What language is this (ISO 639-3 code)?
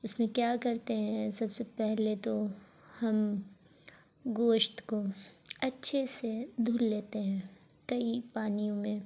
urd